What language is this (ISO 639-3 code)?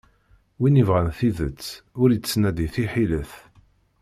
kab